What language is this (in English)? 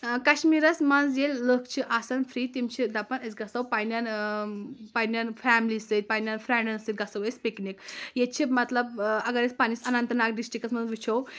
Kashmiri